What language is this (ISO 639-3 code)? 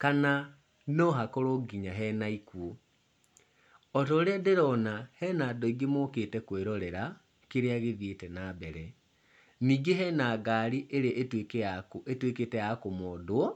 kik